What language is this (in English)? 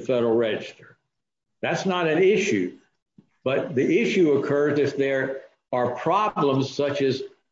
English